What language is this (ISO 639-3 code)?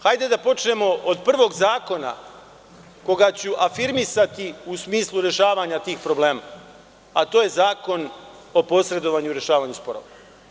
srp